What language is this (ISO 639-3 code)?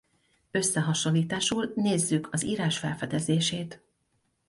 hun